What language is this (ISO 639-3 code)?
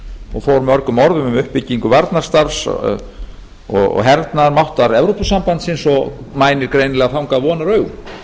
isl